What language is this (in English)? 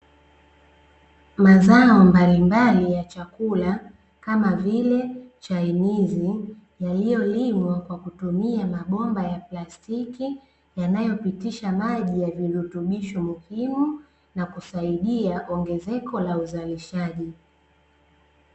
Swahili